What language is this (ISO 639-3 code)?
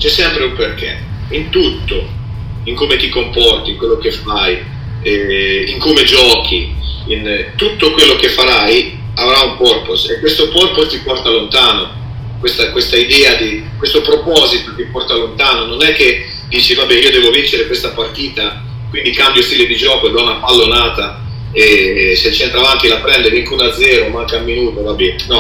ita